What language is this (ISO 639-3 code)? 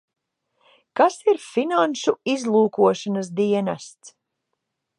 lav